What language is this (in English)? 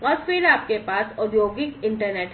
Hindi